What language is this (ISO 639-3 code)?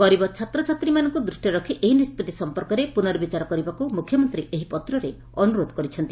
ori